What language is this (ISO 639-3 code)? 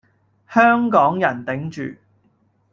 yue